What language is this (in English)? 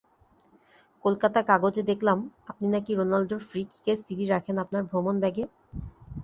Bangla